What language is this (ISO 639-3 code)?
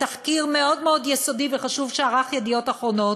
heb